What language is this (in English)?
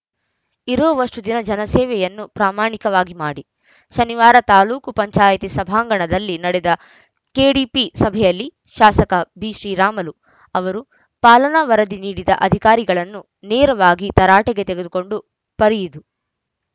Kannada